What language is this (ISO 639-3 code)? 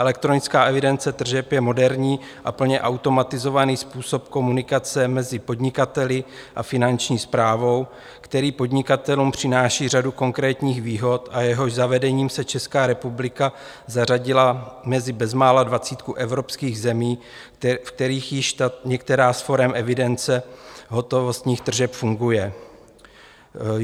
ces